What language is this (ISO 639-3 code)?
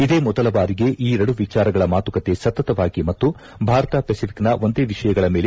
kan